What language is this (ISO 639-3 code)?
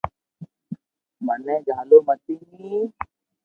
lrk